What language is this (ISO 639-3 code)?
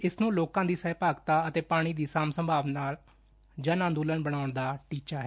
pan